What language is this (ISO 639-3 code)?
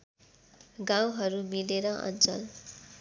nep